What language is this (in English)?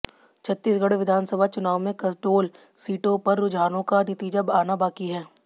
Hindi